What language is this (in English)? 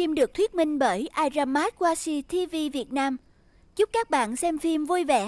Vietnamese